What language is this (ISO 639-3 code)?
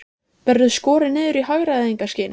isl